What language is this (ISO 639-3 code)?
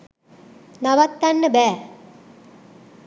sin